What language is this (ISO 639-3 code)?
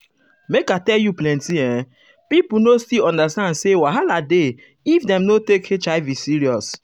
pcm